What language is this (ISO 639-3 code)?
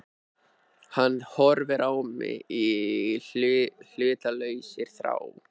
isl